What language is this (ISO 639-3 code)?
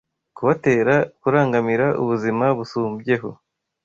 kin